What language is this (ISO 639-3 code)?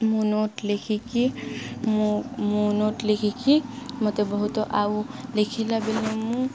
ori